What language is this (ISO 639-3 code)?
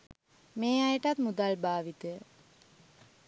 sin